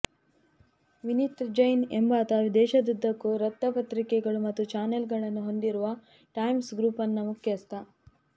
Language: Kannada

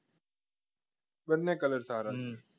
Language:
Gujarati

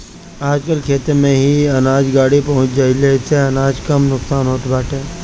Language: Bhojpuri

